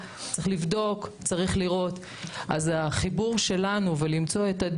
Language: Hebrew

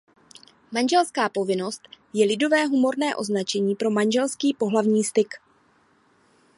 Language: Czech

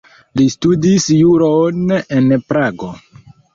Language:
Esperanto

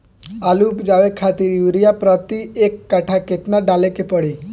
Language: Bhojpuri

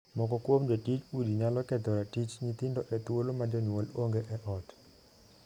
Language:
Luo (Kenya and Tanzania)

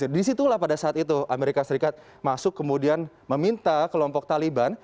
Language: Indonesian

